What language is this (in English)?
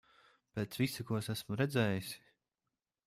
Latvian